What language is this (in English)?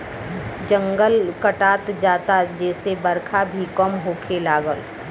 Bhojpuri